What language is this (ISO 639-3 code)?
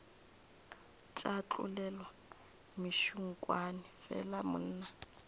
nso